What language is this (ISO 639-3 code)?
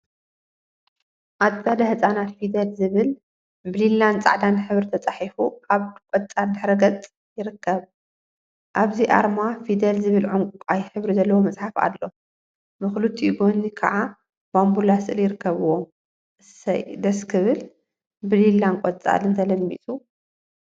tir